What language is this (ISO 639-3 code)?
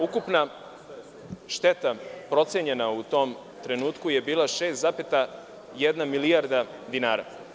srp